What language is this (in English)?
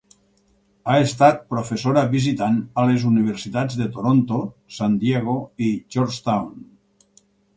Catalan